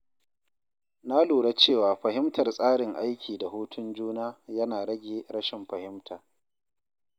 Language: Hausa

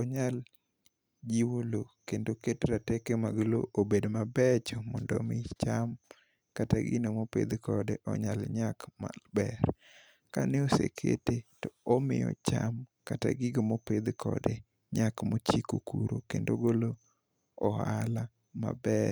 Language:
Luo (Kenya and Tanzania)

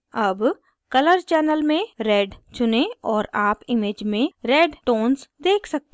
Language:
Hindi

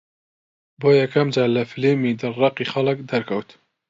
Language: Central Kurdish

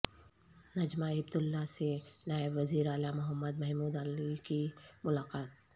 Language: Urdu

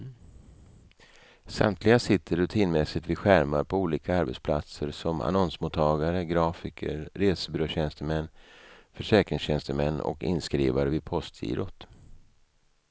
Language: Swedish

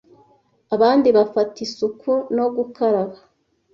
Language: Kinyarwanda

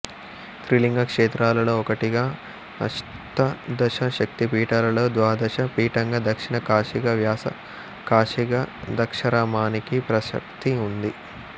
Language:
Telugu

